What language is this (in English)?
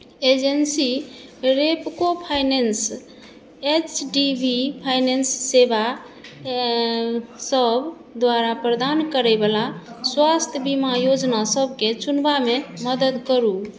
Maithili